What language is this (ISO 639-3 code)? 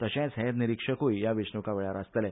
kok